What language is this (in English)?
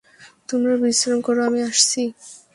Bangla